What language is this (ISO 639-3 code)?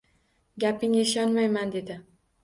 uzb